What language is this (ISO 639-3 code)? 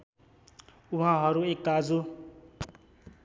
nep